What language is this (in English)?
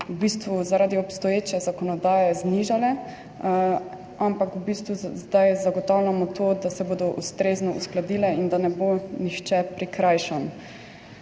Slovenian